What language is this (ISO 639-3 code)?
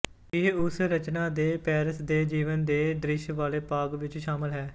pan